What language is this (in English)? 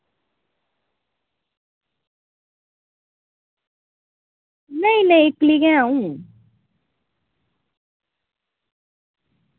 Dogri